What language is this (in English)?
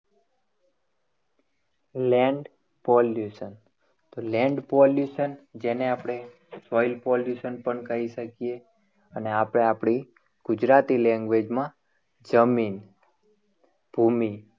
Gujarati